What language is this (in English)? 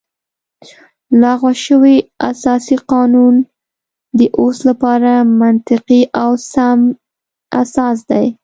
Pashto